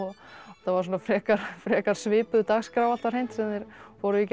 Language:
Icelandic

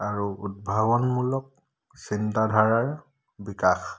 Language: Assamese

